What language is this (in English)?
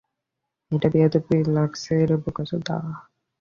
Bangla